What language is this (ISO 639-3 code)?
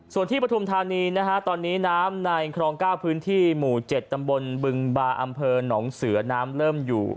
tha